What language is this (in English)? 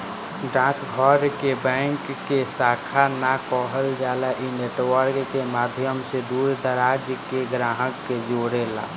Bhojpuri